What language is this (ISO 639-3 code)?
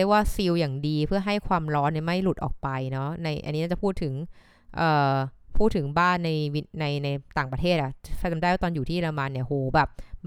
tha